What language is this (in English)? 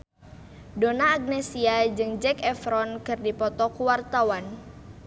Sundanese